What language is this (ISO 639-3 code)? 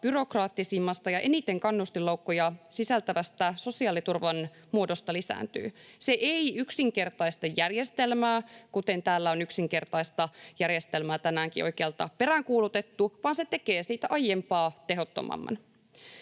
fin